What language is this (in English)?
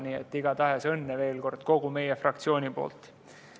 Estonian